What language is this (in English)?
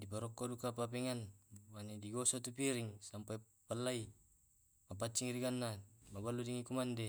Tae'